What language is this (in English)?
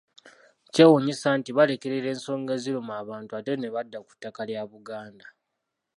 Ganda